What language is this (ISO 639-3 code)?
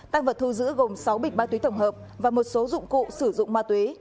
vie